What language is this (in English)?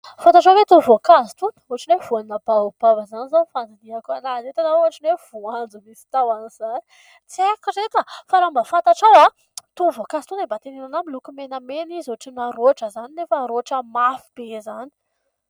Malagasy